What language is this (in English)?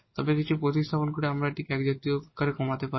Bangla